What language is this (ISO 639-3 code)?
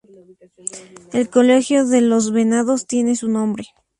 spa